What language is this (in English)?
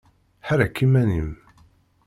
Kabyle